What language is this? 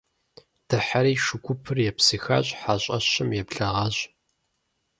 Kabardian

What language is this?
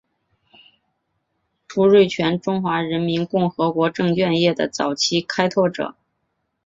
Chinese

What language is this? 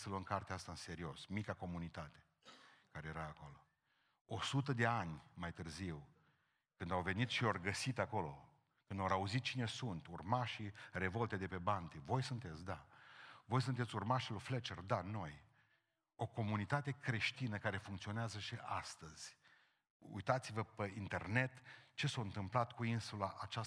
Romanian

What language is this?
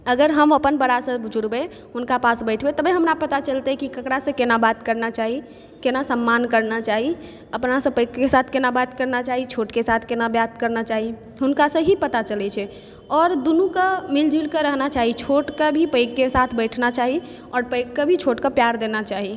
Maithili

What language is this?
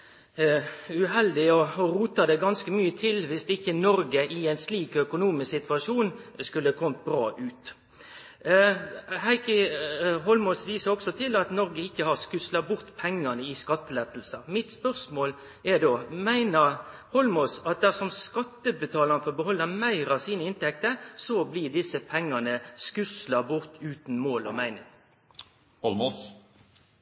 Norwegian Nynorsk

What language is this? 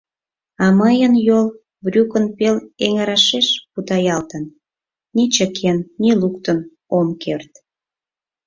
Mari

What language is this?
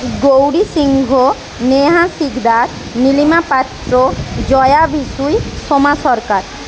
Bangla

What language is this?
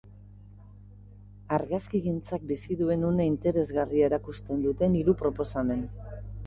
Basque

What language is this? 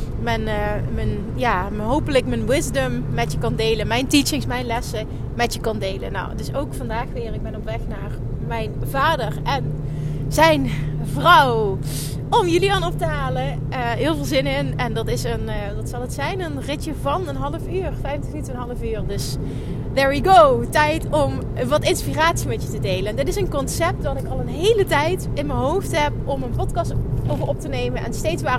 Dutch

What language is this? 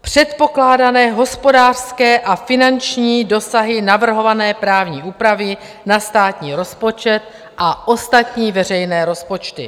Czech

